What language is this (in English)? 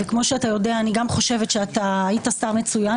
Hebrew